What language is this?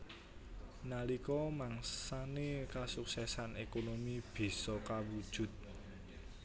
Javanese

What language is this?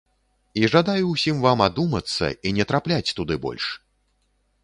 Belarusian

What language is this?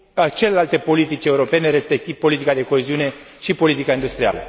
Romanian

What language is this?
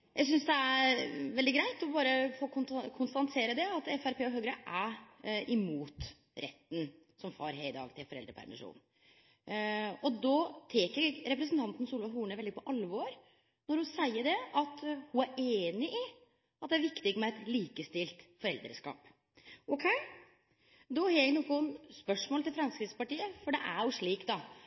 Norwegian Nynorsk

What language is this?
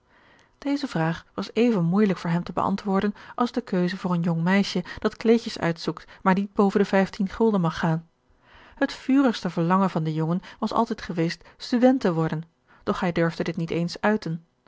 Dutch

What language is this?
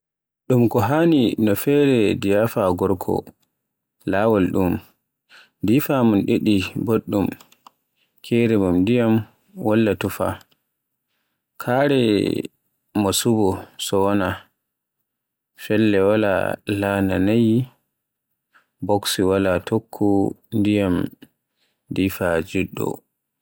Borgu Fulfulde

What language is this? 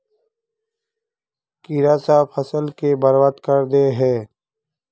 Magahi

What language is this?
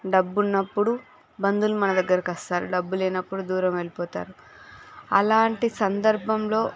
Telugu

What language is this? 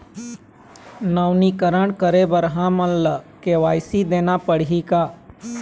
Chhattisgarhi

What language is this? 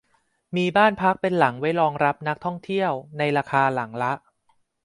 Thai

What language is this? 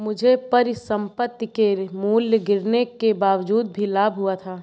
Hindi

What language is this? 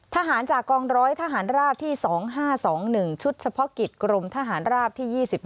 Thai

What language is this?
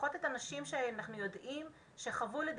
Hebrew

